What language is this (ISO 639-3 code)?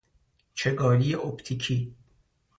fas